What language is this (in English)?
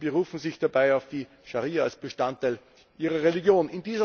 German